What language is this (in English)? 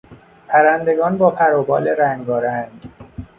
Persian